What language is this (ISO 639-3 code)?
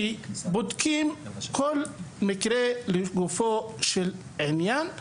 heb